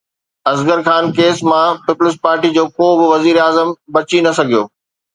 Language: Sindhi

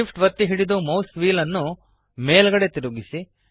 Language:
Kannada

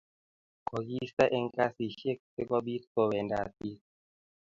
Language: Kalenjin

